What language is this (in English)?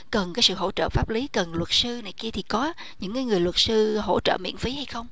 Vietnamese